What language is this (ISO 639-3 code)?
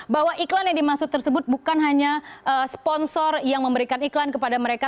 ind